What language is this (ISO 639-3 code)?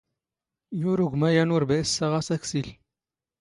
zgh